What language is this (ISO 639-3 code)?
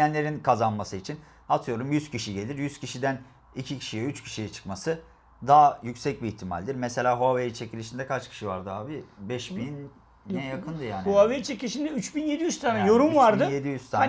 tur